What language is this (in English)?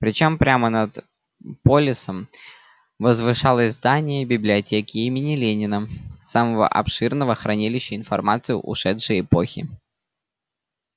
Russian